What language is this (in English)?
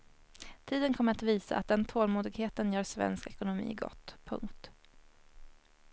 Swedish